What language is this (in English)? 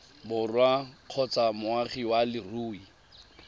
Tswana